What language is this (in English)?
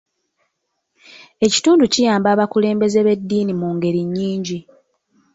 Ganda